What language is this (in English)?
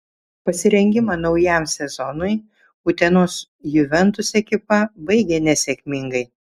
Lithuanian